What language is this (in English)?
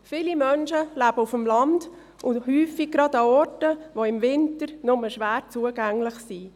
Swiss German